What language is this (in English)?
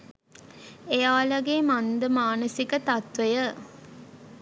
Sinhala